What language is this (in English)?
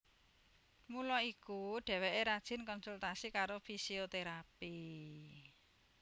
Javanese